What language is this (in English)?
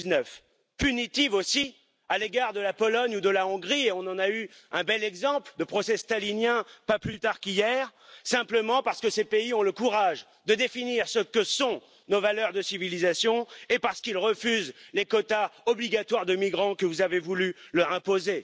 French